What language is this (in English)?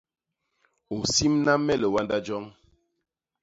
Basaa